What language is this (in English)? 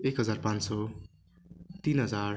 Nepali